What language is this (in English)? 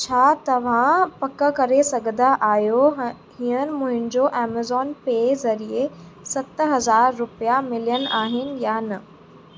Sindhi